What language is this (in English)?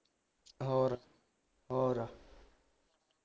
Punjabi